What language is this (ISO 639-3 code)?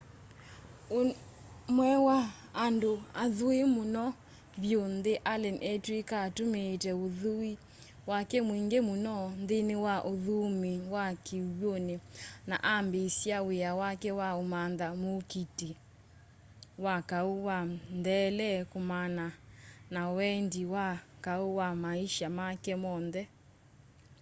kam